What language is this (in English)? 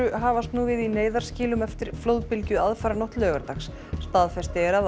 Icelandic